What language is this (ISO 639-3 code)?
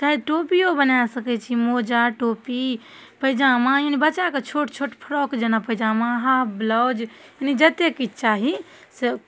mai